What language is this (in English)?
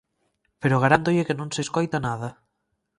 Galician